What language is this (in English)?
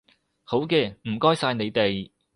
Cantonese